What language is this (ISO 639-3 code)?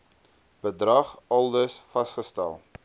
afr